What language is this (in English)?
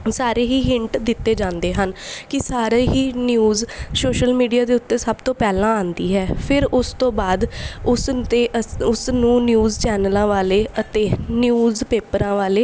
Punjabi